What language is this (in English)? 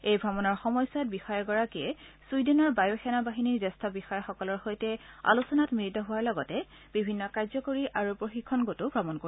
Assamese